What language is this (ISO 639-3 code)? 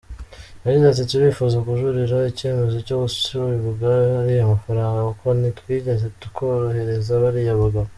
kin